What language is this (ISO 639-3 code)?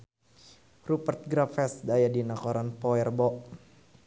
sun